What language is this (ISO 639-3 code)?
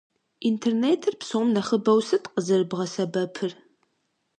kbd